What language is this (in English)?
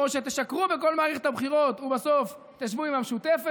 Hebrew